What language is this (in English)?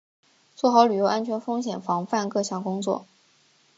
Chinese